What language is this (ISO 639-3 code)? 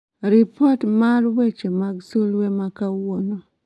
luo